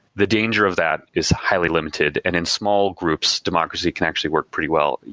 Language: English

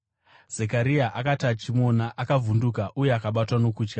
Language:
Shona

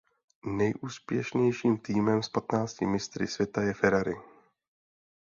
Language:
Czech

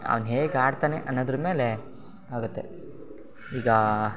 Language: Kannada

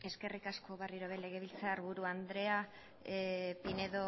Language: Basque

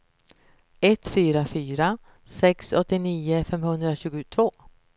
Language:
Swedish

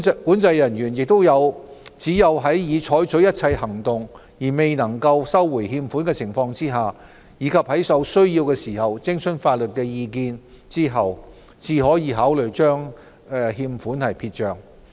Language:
Cantonese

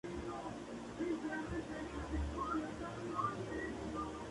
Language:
Spanish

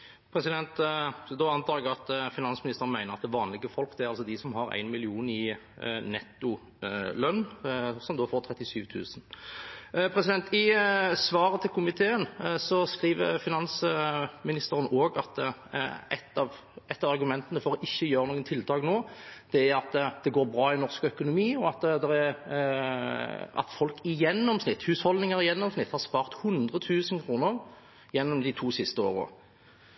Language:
Norwegian Bokmål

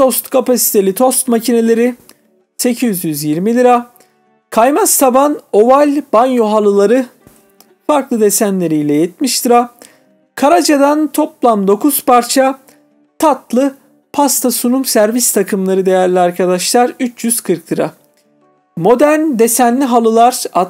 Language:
Turkish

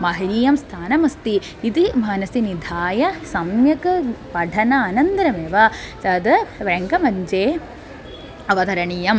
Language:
Sanskrit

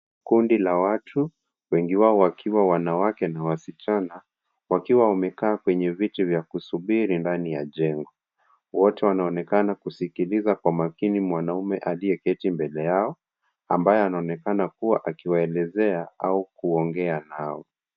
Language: Swahili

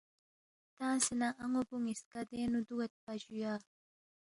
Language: Balti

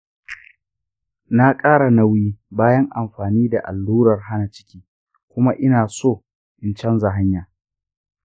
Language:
Hausa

